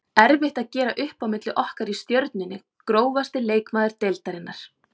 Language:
Icelandic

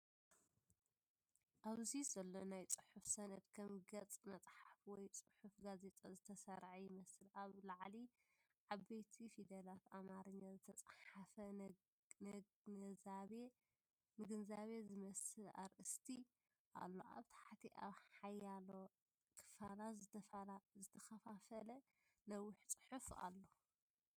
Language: Tigrinya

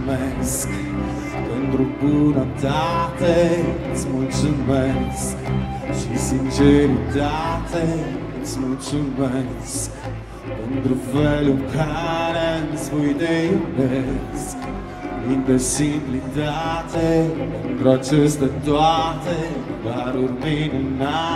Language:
Romanian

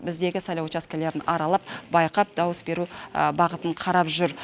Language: Kazakh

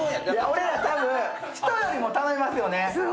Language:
Japanese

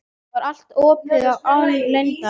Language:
Icelandic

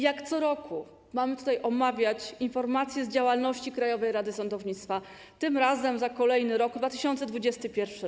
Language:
Polish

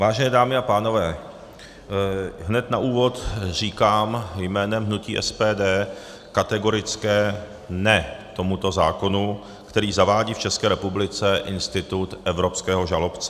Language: Czech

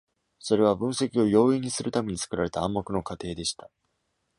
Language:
Japanese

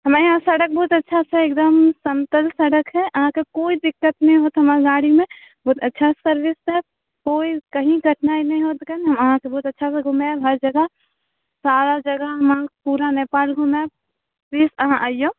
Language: Maithili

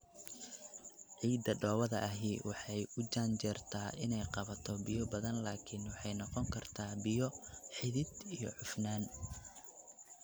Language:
Somali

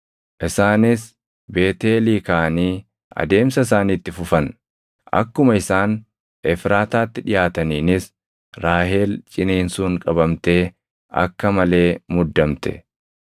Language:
Oromo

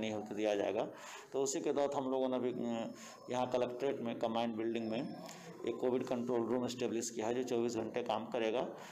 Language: Hindi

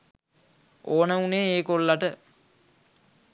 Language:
Sinhala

